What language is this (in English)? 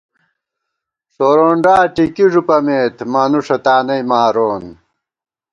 Gawar-Bati